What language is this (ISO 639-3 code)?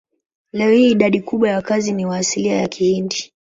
swa